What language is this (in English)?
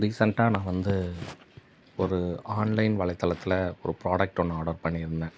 Tamil